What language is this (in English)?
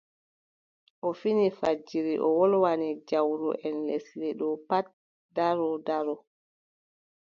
Adamawa Fulfulde